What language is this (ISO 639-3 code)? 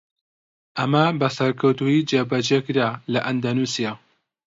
ckb